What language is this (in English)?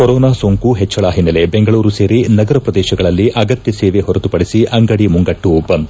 Kannada